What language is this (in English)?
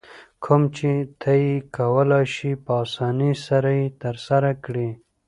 Pashto